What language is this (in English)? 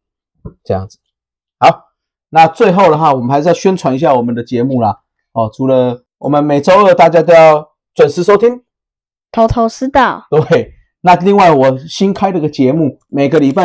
Chinese